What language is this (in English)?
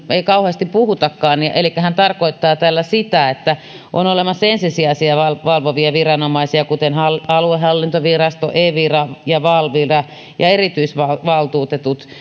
Finnish